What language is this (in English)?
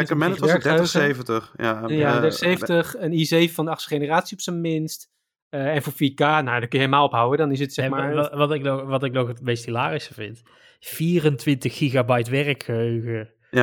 Dutch